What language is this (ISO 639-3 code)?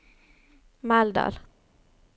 nor